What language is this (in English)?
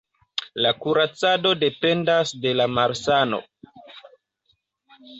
Esperanto